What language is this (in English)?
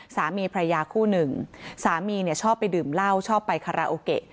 Thai